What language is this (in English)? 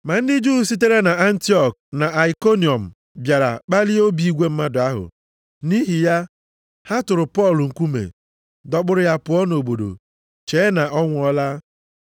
Igbo